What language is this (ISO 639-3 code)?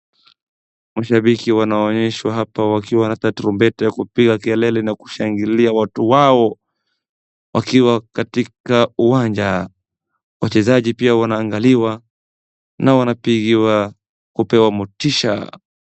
swa